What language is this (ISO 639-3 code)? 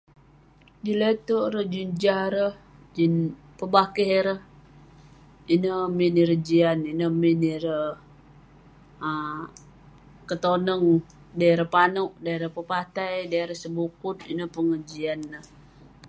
pne